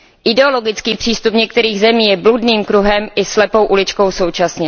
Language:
Czech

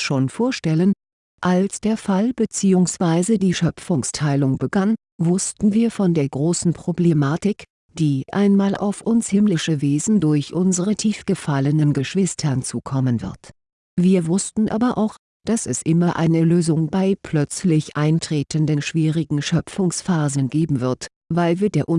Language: German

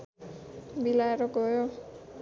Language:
Nepali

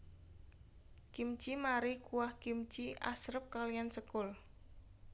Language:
Javanese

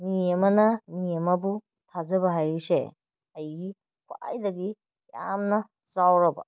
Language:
Manipuri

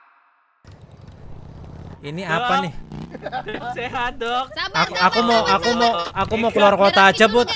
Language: Indonesian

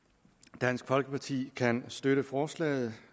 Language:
Danish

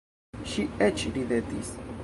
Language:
Esperanto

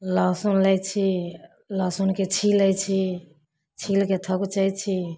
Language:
Maithili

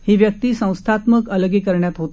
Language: Marathi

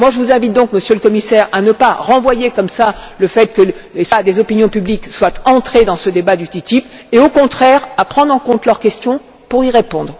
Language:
French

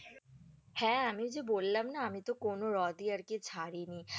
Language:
Bangla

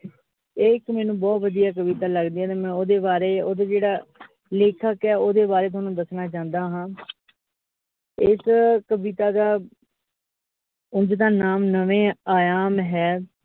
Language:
Punjabi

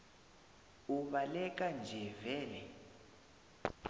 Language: South Ndebele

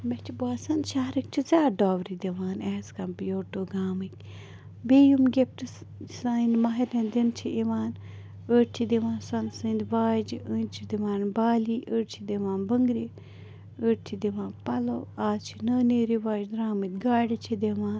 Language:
Kashmiri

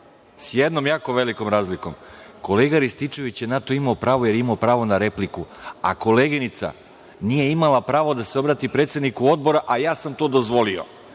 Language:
Serbian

